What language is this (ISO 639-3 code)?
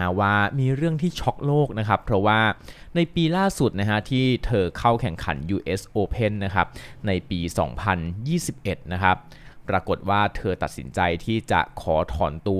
tha